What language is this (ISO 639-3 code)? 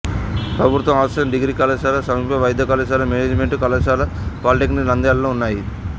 tel